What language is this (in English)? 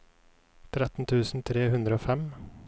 Norwegian